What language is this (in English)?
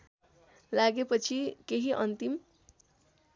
Nepali